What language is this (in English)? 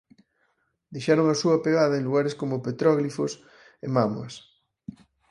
Galician